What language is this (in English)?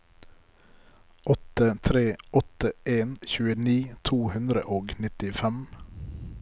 Norwegian